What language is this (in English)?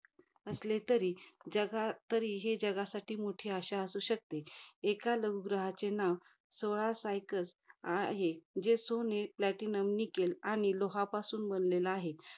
Marathi